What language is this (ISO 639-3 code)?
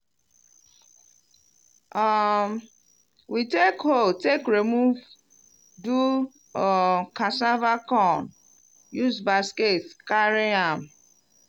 pcm